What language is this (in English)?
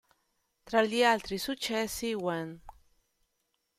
Italian